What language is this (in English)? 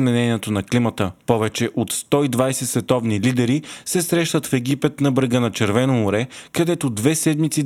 Bulgarian